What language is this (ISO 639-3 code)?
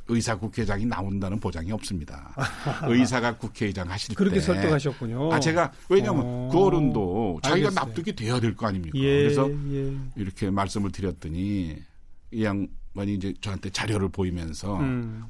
kor